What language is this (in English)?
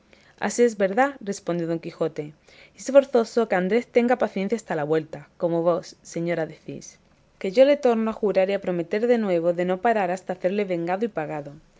Spanish